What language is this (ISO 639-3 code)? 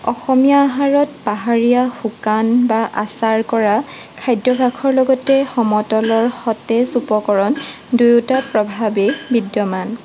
asm